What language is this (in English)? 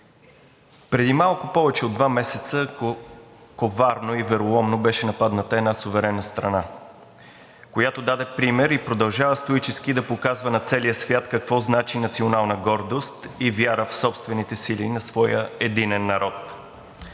Bulgarian